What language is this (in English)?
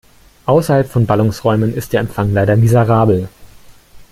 German